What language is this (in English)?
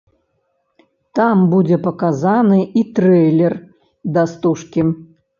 Belarusian